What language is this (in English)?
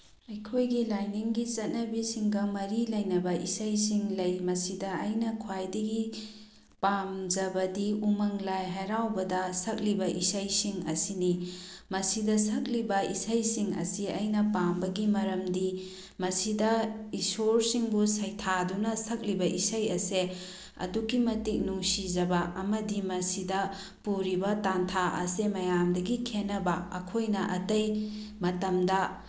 Manipuri